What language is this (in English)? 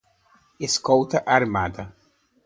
Portuguese